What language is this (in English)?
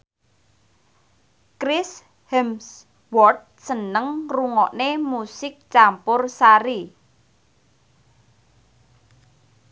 Javanese